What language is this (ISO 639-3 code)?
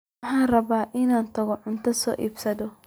som